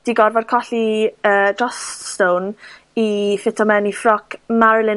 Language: Welsh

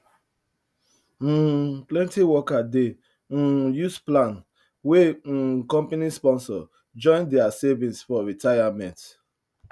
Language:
Nigerian Pidgin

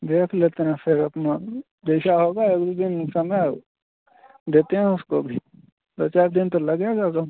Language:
Hindi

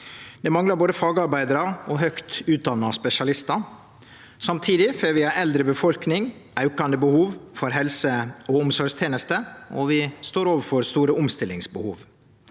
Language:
Norwegian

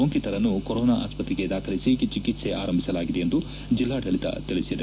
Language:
Kannada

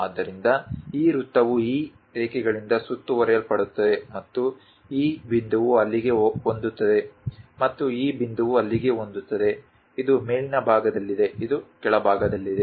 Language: Kannada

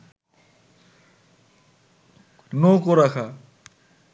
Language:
Bangla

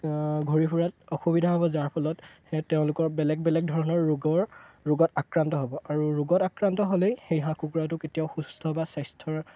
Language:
Assamese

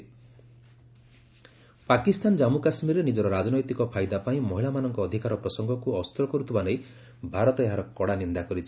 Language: Odia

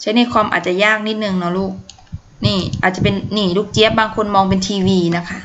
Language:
Thai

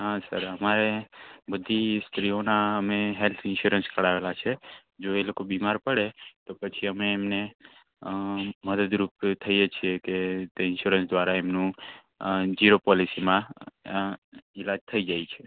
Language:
Gujarati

